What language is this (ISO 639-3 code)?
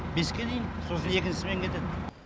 kaz